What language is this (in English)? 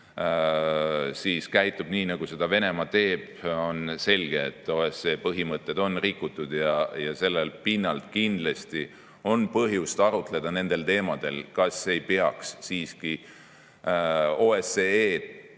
Estonian